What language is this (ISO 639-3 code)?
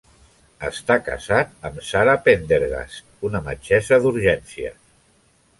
cat